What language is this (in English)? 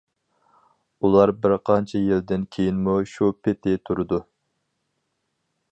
Uyghur